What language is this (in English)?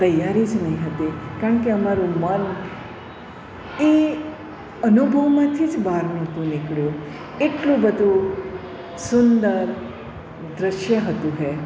Gujarati